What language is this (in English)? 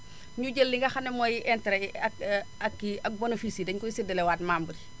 Wolof